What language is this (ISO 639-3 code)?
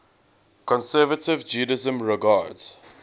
eng